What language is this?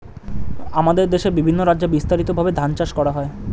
Bangla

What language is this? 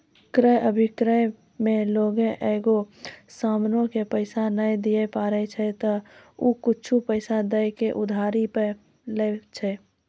Maithili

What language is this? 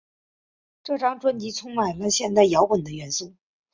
Chinese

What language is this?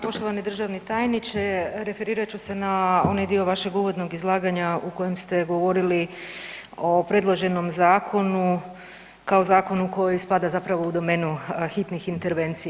Croatian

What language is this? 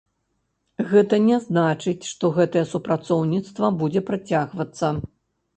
Belarusian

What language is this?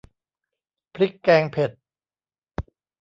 Thai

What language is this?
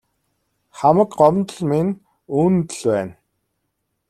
Mongolian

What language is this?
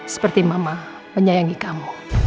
Indonesian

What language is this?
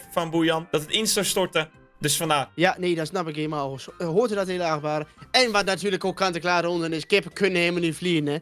Dutch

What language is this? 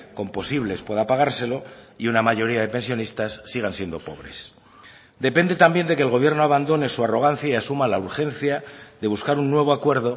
Spanish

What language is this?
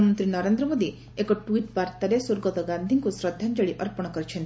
Odia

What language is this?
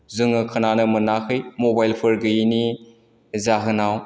Bodo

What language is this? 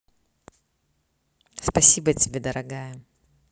Russian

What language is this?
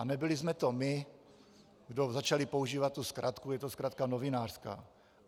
Czech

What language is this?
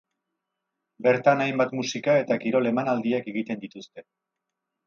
Basque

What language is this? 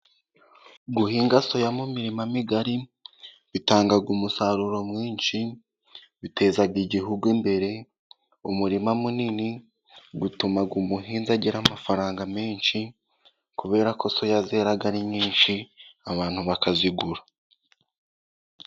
Kinyarwanda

